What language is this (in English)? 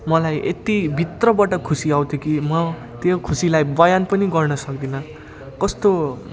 Nepali